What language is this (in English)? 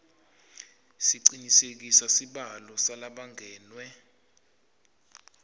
Swati